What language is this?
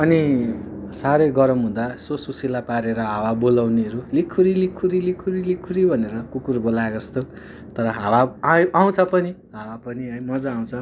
Nepali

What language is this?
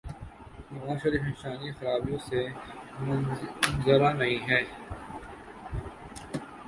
Urdu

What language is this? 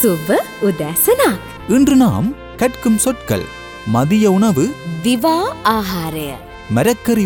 Tamil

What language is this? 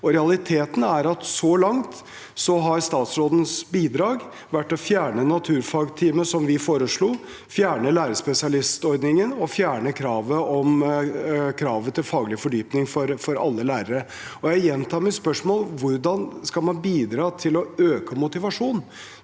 Norwegian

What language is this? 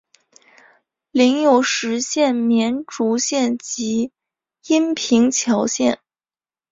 Chinese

